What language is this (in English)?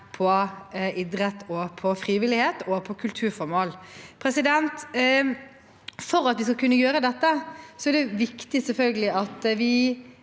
Norwegian